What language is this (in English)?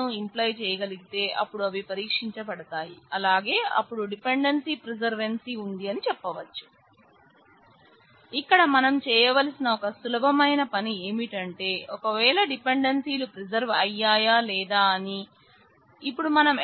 Telugu